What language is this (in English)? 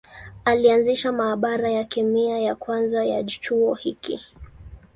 Swahili